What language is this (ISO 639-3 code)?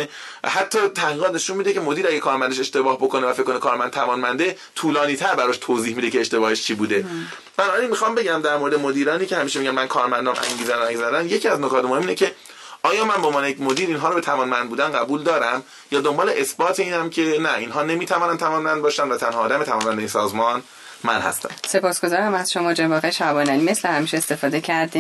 fas